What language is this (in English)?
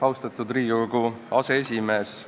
Estonian